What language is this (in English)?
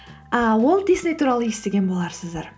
Kazakh